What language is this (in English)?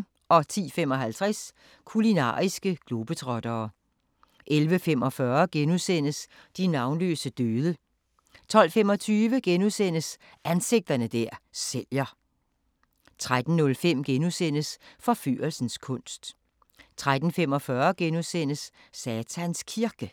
Danish